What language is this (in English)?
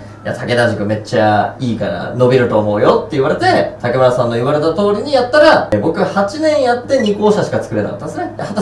Japanese